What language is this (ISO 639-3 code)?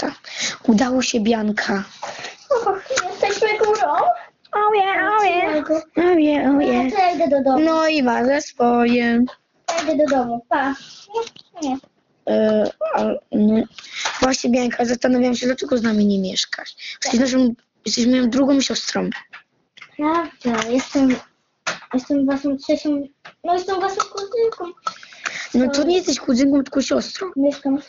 pol